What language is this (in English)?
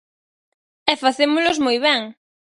Galician